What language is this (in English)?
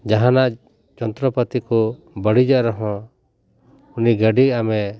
Santali